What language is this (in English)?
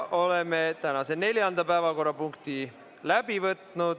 Estonian